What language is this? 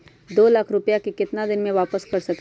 Magahi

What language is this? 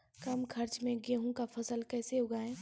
Maithili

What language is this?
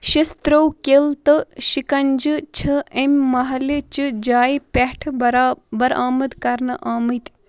Kashmiri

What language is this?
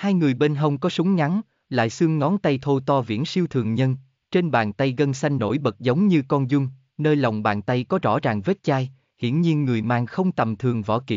Vietnamese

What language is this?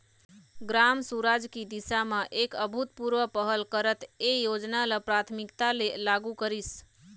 Chhattisgarhi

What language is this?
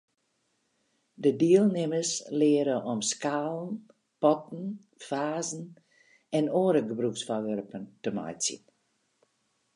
Western Frisian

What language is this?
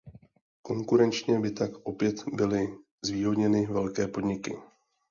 Czech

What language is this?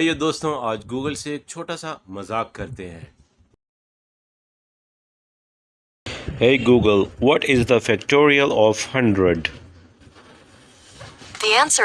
Urdu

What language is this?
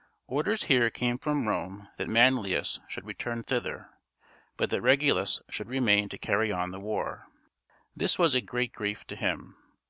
English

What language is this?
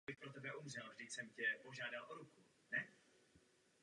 Czech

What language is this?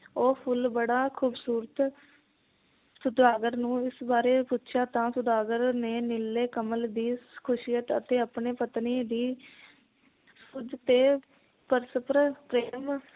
Punjabi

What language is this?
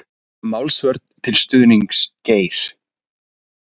Icelandic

